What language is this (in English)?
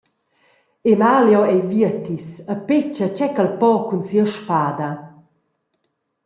Romansh